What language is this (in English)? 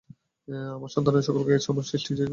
Bangla